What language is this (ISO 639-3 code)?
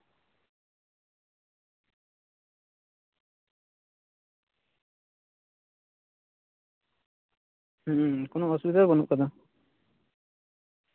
sat